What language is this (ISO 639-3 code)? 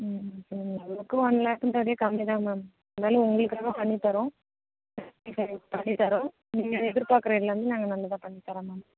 tam